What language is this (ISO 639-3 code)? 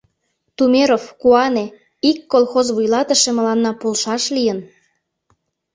chm